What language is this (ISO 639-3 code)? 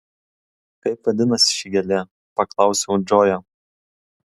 lit